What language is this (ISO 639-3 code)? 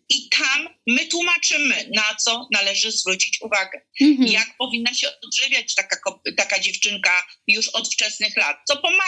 pol